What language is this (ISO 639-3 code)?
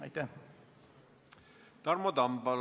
est